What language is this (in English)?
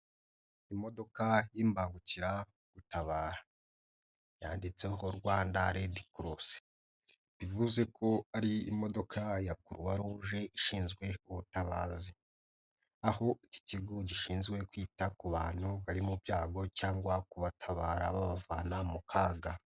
Kinyarwanda